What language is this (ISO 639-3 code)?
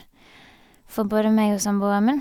nor